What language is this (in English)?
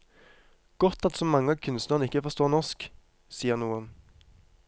Norwegian